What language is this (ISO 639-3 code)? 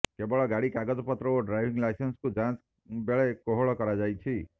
ori